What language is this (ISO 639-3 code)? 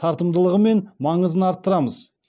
kaz